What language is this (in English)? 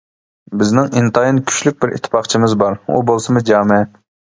Uyghur